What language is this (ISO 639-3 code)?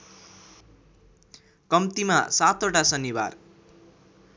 nep